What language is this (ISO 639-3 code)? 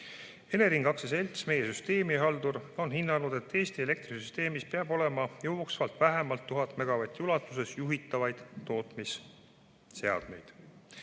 est